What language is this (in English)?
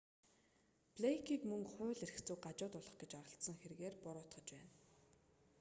Mongolian